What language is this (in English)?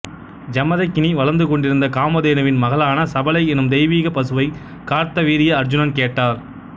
Tamil